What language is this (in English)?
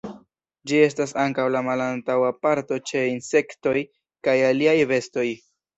Esperanto